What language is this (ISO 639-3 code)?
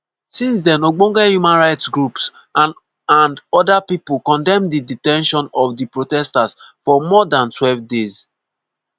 pcm